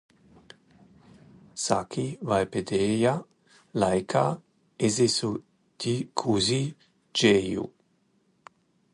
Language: Latvian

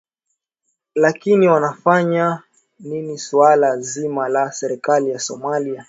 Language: Swahili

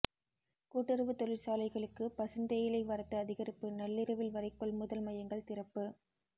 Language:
Tamil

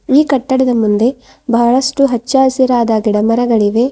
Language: Kannada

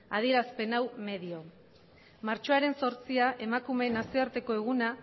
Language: Basque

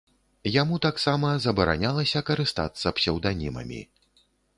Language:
Belarusian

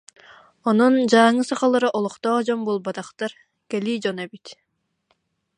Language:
Yakut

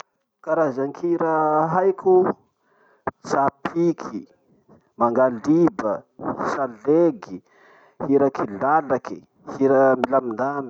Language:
Masikoro Malagasy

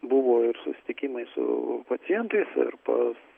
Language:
Lithuanian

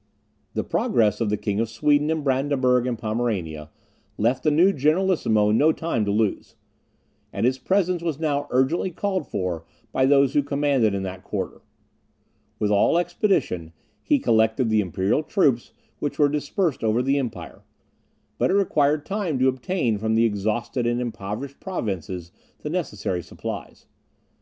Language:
English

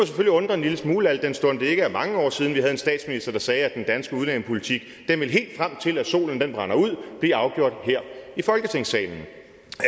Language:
Danish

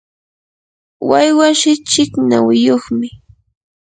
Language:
Yanahuanca Pasco Quechua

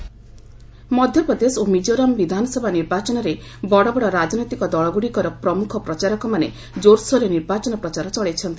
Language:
Odia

